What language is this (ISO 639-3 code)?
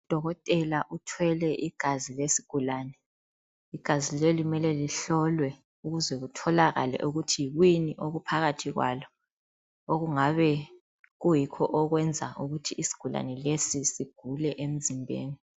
nde